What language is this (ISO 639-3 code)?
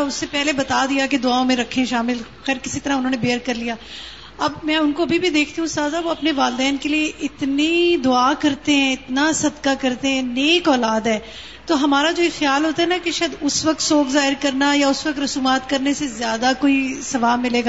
urd